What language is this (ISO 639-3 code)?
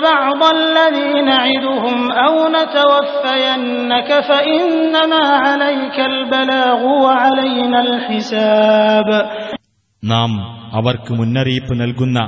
ara